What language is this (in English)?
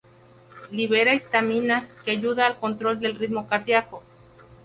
Spanish